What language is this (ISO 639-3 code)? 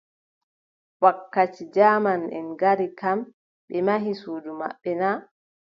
fub